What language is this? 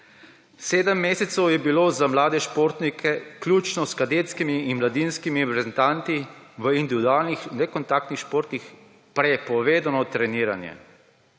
Slovenian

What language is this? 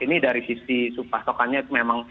Indonesian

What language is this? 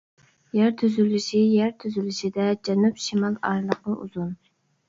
Uyghur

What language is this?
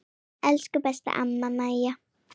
Icelandic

